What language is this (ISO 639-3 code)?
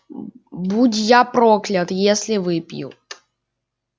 rus